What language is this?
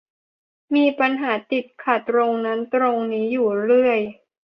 Thai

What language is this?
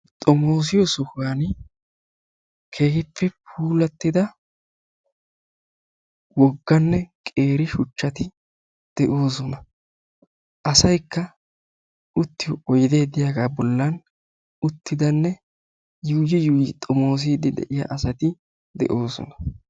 Wolaytta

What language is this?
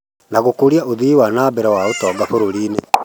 Kikuyu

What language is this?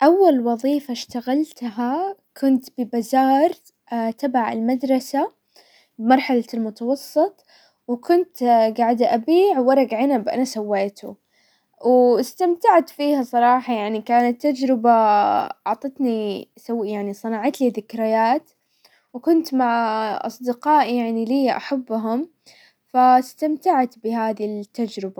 Hijazi Arabic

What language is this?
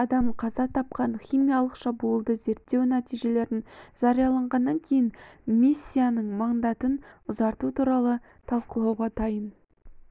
Kazakh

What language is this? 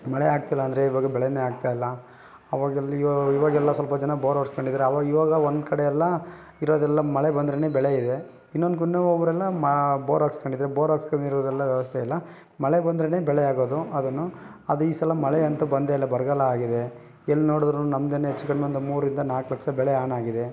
Kannada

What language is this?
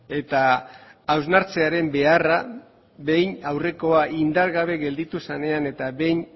Basque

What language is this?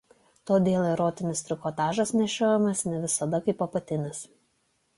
Lithuanian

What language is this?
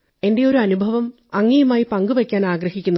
Malayalam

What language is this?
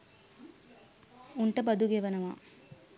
Sinhala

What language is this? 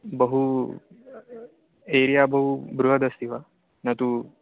Sanskrit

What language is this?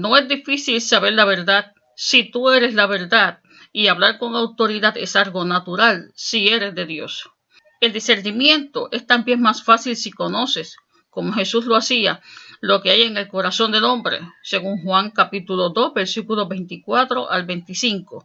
Spanish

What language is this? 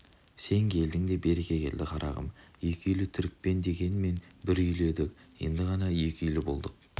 Kazakh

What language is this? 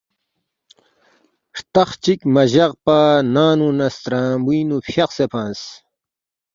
Balti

